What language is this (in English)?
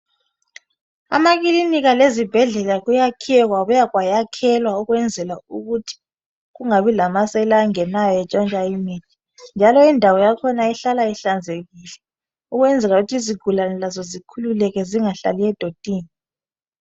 North Ndebele